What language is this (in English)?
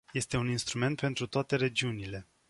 Romanian